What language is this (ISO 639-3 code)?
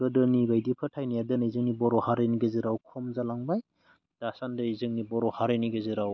brx